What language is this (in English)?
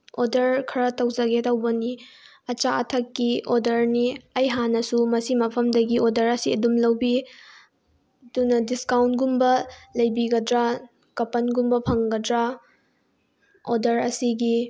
Manipuri